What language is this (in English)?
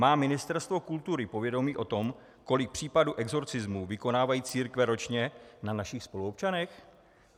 Czech